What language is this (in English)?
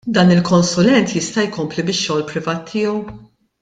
Maltese